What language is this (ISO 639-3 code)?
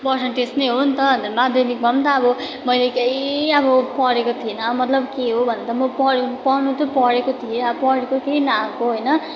nep